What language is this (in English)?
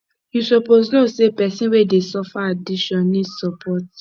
Nigerian Pidgin